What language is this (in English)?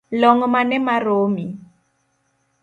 Luo (Kenya and Tanzania)